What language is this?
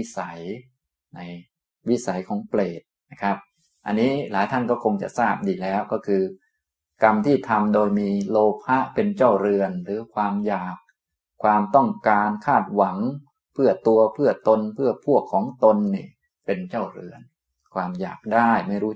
Thai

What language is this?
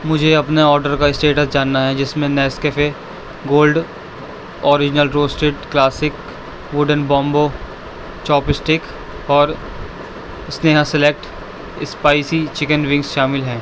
Urdu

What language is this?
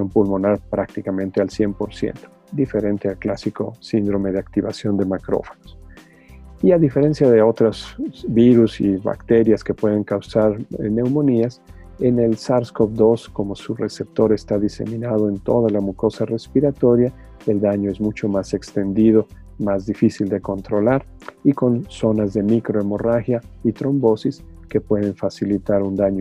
Spanish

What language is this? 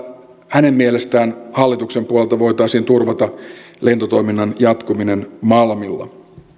Finnish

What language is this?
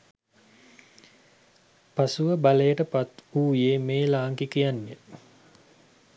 Sinhala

